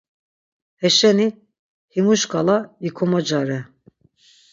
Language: Laz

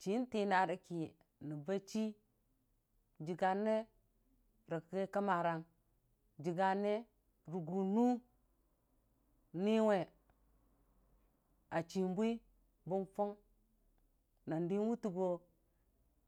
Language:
Dijim-Bwilim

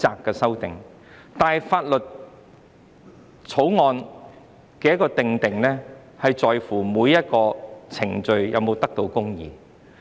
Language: Cantonese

